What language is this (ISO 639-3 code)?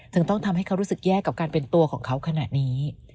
tha